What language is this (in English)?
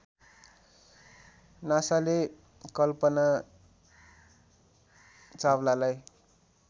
Nepali